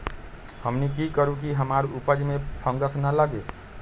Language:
Magahi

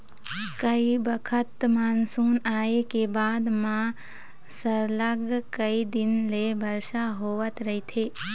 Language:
Chhattisgarhi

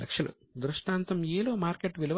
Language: Telugu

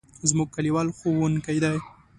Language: Pashto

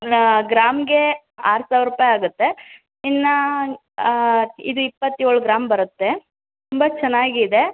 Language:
Kannada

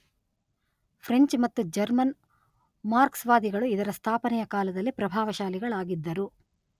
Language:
Kannada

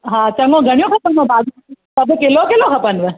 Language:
Sindhi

